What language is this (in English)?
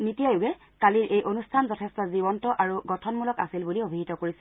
Assamese